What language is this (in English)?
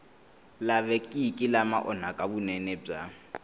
Tsonga